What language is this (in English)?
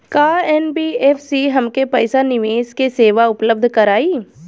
Bhojpuri